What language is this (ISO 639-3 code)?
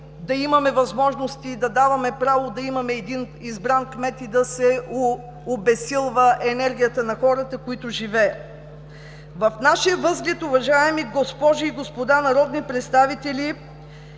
bul